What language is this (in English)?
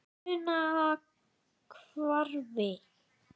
Icelandic